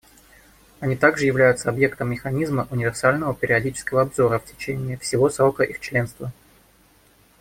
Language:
Russian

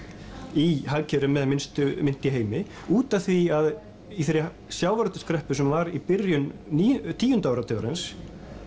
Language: Icelandic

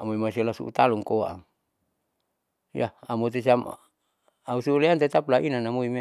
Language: Saleman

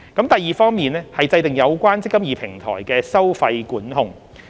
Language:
Cantonese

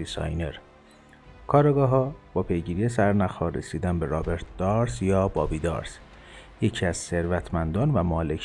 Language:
Persian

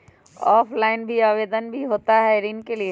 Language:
Magahi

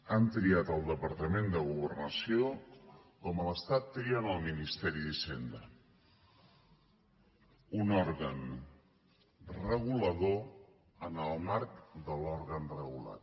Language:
Catalan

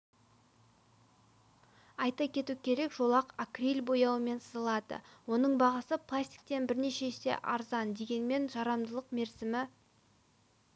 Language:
Kazakh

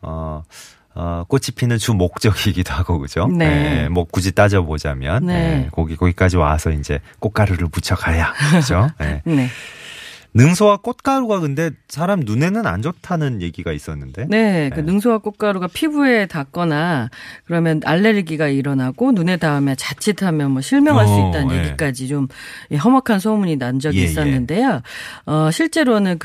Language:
Korean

